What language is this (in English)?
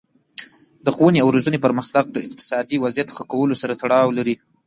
Pashto